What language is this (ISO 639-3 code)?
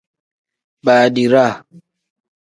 kdh